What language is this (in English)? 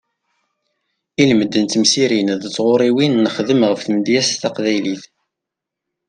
Kabyle